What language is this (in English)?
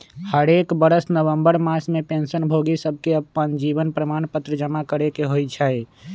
Magahi